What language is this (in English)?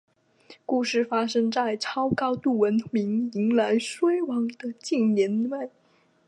Chinese